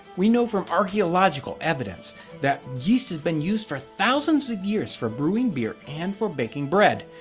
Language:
English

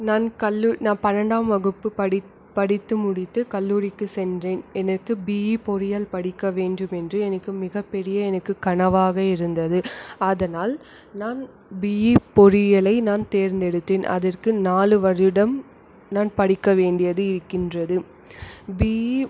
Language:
Tamil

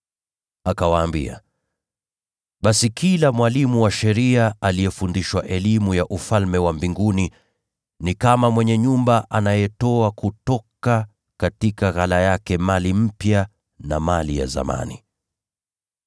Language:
Swahili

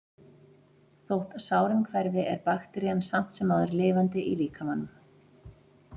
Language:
Icelandic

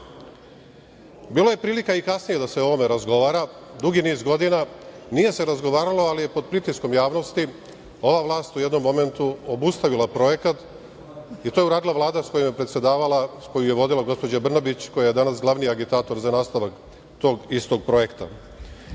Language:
Serbian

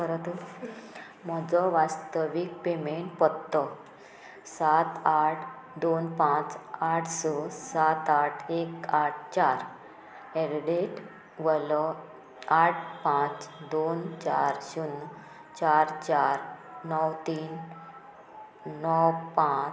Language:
Konkani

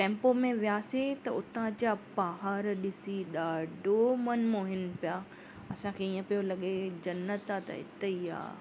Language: Sindhi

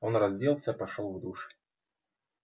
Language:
Russian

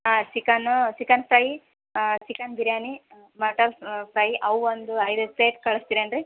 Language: Kannada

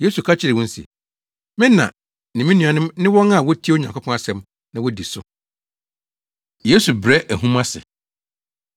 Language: Akan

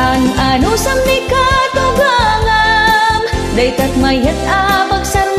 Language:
Filipino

